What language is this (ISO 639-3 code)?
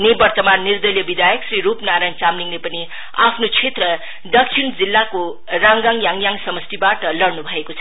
nep